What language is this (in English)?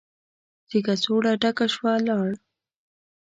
Pashto